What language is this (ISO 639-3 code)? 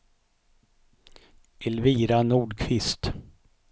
swe